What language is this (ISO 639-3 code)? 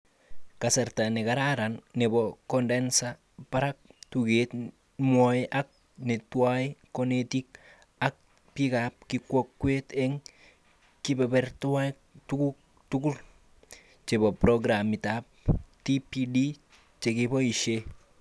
kln